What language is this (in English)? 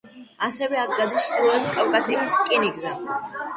Georgian